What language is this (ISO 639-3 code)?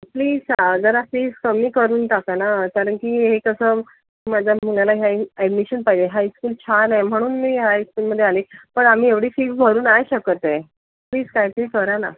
mar